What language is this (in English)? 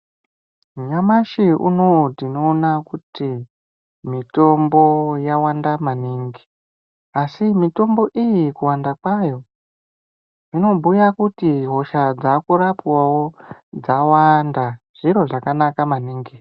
Ndau